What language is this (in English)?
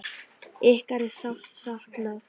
Icelandic